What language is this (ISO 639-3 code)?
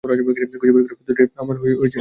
ben